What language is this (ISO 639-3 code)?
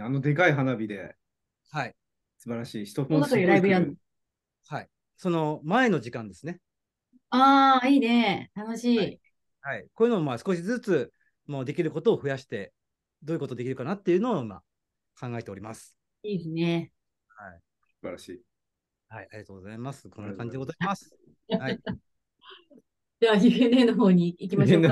jpn